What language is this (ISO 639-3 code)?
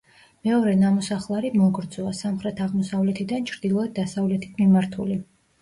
kat